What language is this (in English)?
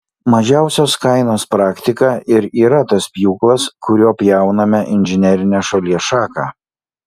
Lithuanian